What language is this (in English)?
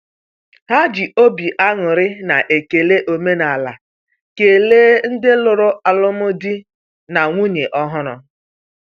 Igbo